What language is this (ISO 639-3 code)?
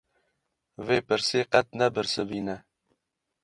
kur